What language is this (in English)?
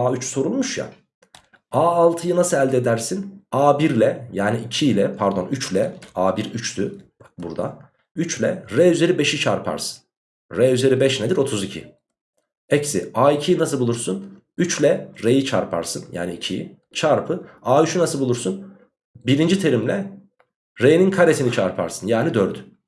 Turkish